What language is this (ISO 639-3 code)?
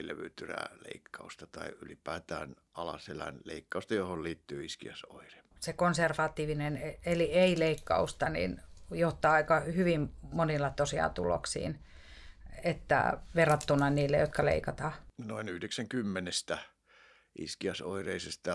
fin